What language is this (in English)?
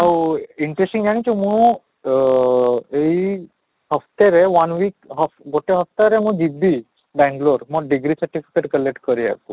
Odia